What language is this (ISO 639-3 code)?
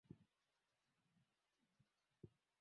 swa